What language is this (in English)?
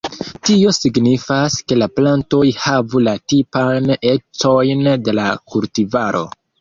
Esperanto